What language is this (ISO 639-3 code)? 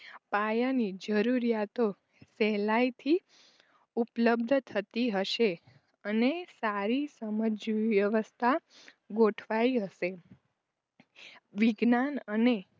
guj